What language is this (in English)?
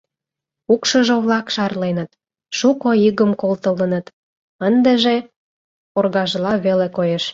Mari